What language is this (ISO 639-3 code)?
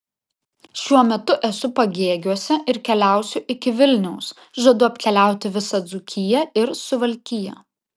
lit